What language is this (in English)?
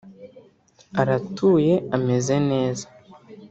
Kinyarwanda